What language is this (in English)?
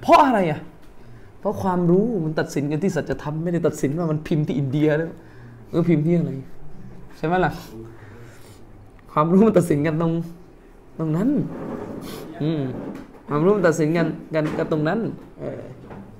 Thai